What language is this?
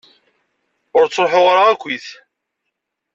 Kabyle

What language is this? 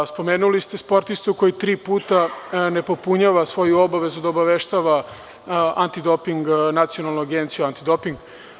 Serbian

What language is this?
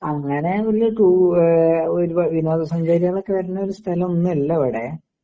Malayalam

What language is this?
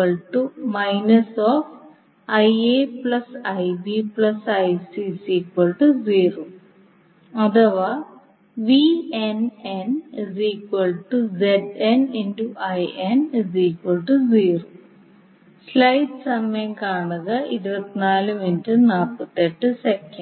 Malayalam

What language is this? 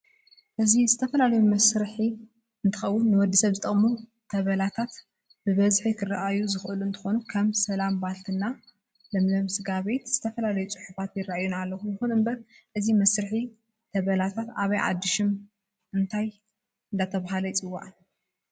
Tigrinya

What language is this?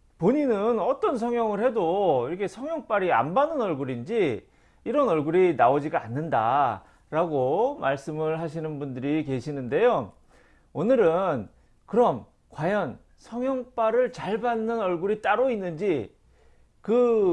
Korean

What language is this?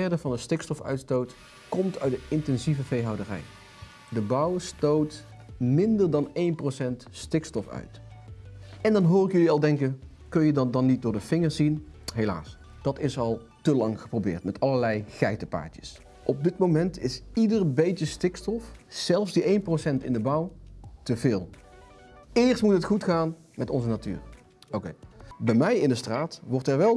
Dutch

